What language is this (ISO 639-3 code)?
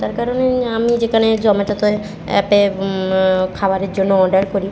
ben